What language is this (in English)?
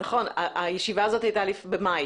Hebrew